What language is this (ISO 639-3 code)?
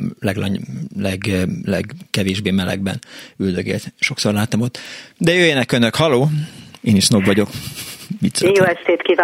hun